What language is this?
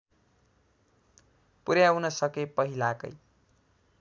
Nepali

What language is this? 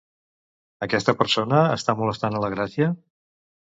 Catalan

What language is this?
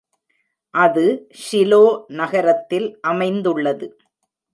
Tamil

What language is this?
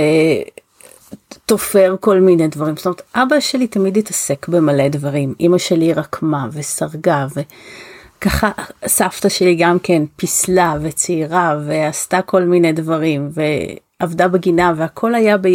Hebrew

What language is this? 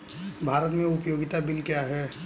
Hindi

